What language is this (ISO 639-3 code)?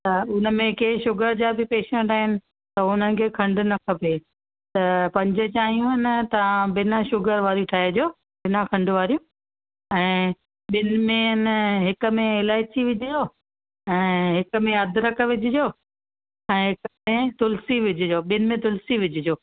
snd